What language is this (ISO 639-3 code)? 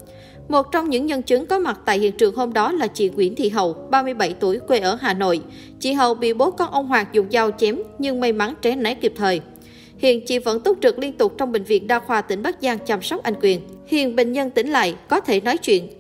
vie